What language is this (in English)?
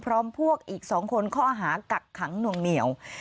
Thai